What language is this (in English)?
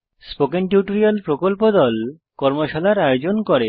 Bangla